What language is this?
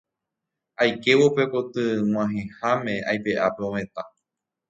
Guarani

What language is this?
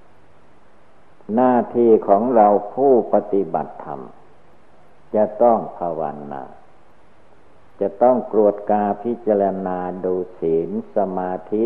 Thai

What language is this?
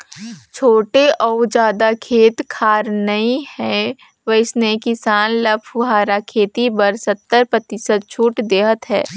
Chhattisgarhi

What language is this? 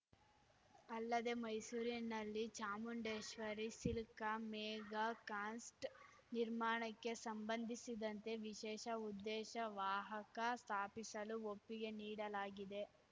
Kannada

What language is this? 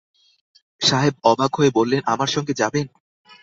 Bangla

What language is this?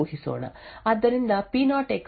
Kannada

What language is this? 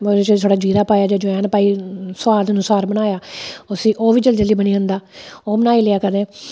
Dogri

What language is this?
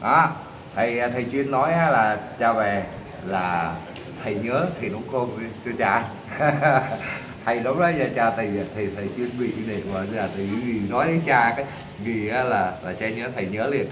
Vietnamese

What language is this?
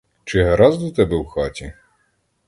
Ukrainian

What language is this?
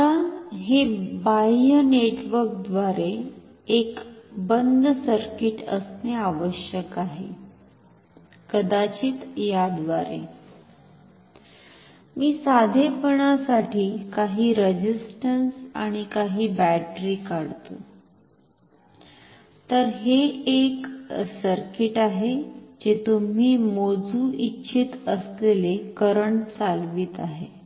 Marathi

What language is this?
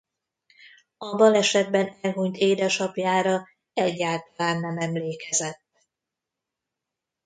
Hungarian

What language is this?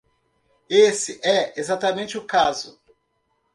Portuguese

